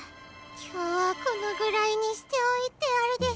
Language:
Japanese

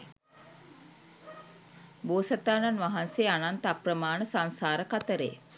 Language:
Sinhala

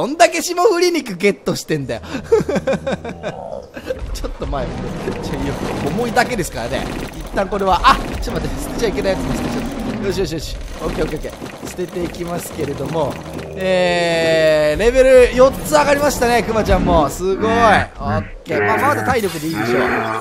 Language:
Japanese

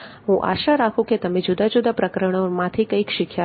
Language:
Gujarati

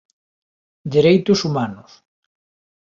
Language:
Galician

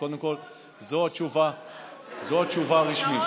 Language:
Hebrew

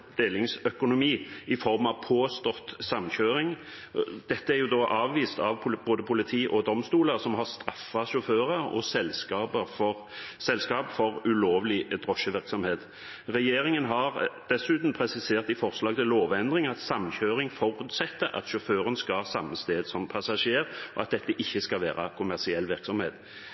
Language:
Norwegian Bokmål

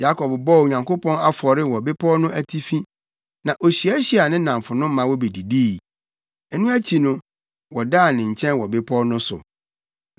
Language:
Akan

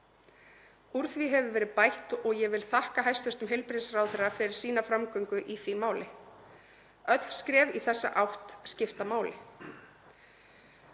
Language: Icelandic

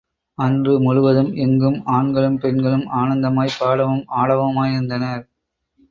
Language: Tamil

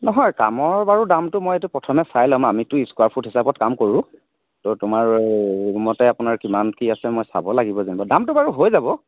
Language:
Assamese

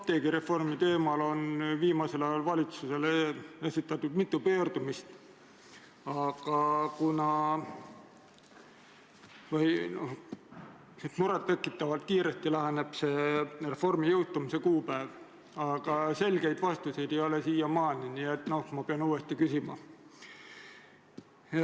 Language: Estonian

